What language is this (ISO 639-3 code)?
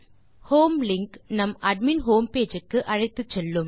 tam